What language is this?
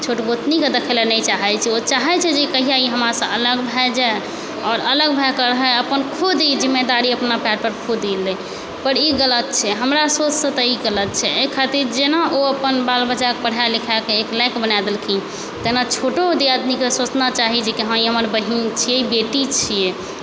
Maithili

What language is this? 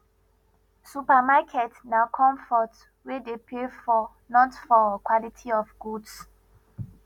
Nigerian Pidgin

